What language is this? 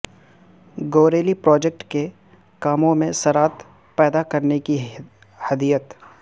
Urdu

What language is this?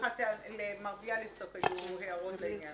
Hebrew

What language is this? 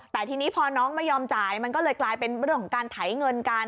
Thai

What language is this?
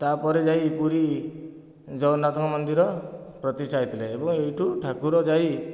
Odia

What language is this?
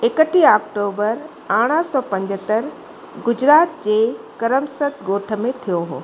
Sindhi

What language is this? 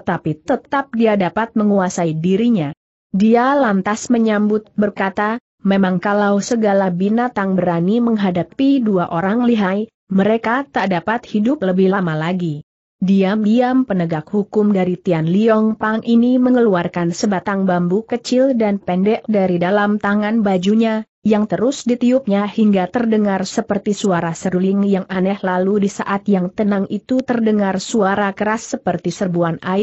Indonesian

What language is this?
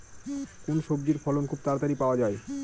Bangla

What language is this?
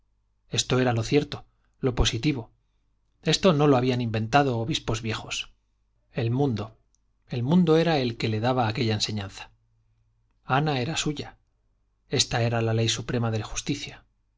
Spanish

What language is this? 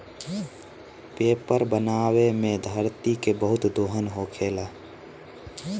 Bhojpuri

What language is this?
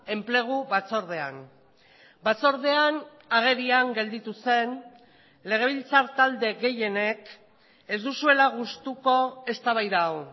Basque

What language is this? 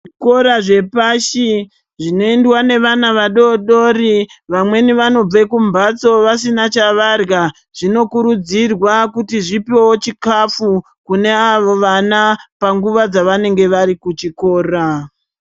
Ndau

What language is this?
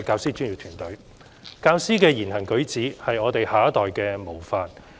Cantonese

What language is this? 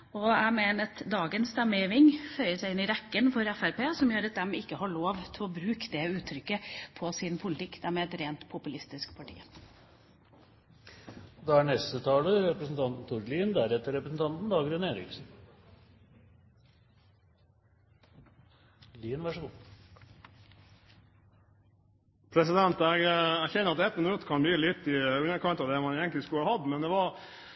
Norwegian Bokmål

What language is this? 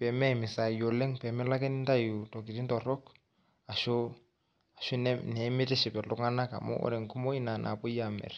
Masai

